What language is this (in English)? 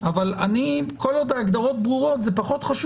Hebrew